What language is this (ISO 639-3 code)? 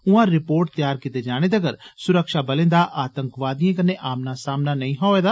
doi